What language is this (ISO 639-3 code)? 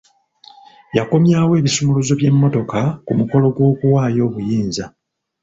lug